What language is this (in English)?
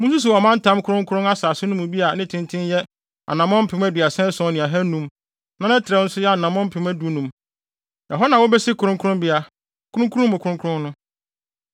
Akan